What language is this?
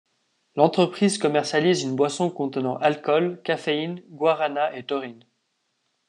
French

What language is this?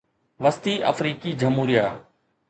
Sindhi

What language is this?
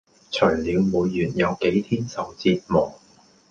Cantonese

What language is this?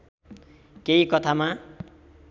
Nepali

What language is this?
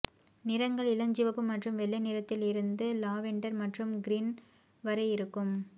Tamil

